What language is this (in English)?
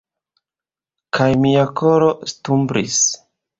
Esperanto